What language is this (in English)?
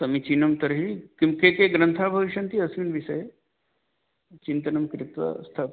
Sanskrit